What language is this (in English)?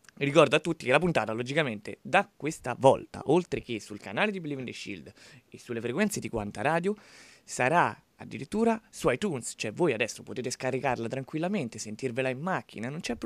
Italian